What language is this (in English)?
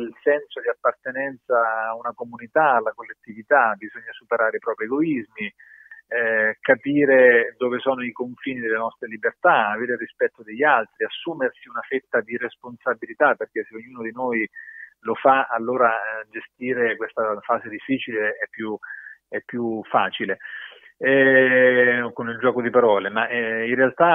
Italian